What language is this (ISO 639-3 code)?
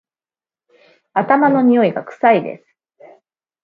jpn